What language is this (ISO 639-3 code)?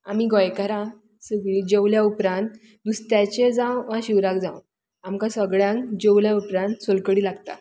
kok